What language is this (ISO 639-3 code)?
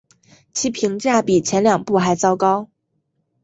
zho